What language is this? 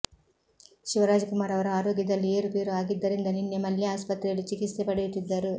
Kannada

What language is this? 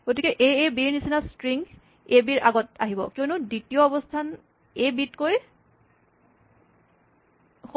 Assamese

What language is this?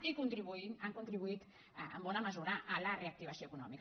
Catalan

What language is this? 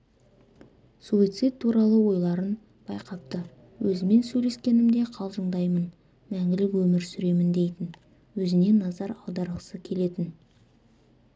Kazakh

